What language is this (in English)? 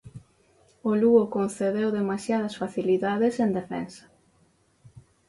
Galician